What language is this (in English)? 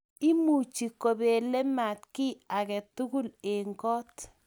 Kalenjin